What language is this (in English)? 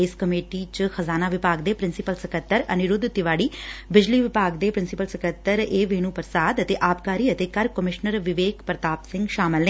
Punjabi